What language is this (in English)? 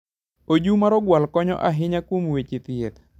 Luo (Kenya and Tanzania)